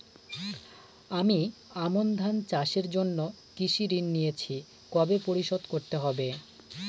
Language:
Bangla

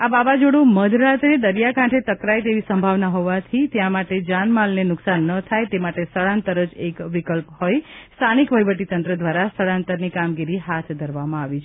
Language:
Gujarati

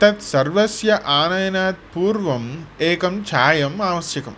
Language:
Sanskrit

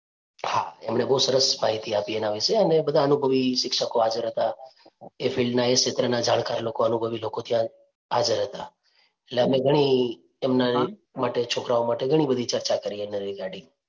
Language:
Gujarati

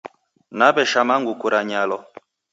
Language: Taita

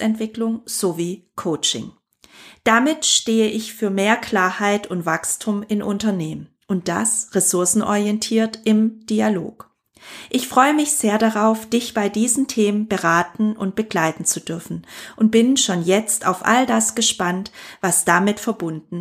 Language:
German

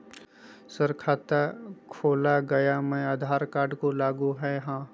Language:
Magahi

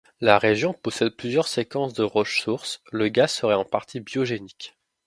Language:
French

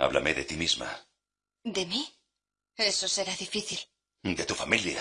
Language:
Spanish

